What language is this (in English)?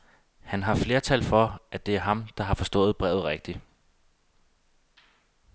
Danish